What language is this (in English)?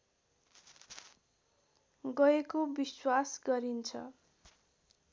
Nepali